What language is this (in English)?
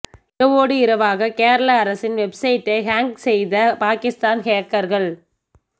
Tamil